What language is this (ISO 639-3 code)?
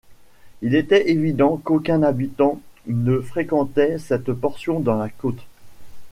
fra